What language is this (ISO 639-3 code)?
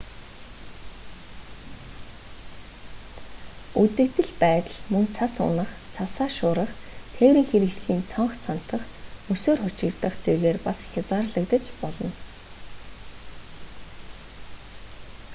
mon